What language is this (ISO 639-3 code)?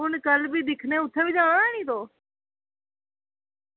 doi